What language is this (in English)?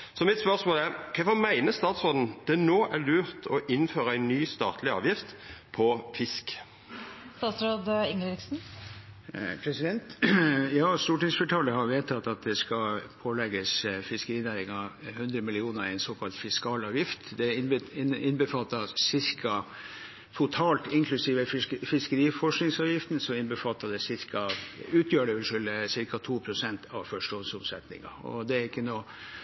Norwegian